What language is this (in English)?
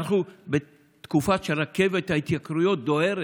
Hebrew